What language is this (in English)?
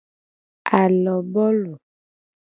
Gen